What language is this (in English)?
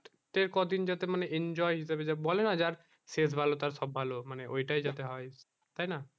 Bangla